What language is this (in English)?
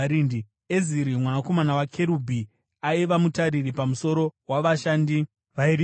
Shona